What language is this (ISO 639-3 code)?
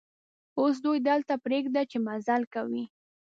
pus